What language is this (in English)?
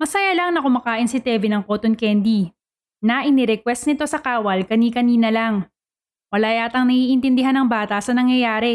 Filipino